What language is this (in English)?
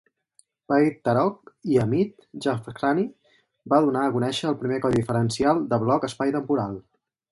Catalan